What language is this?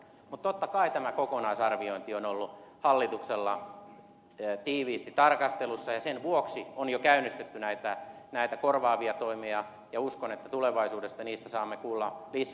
Finnish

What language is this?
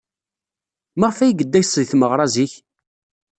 Kabyle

